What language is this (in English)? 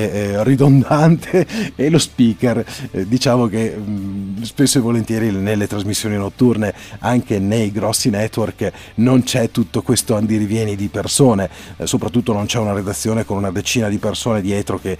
Italian